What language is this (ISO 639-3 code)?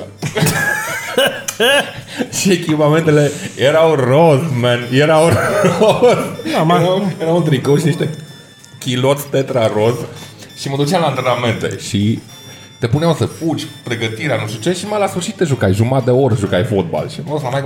ron